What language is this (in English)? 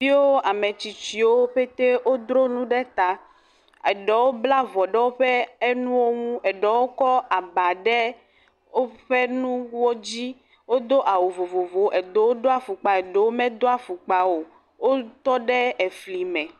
Ewe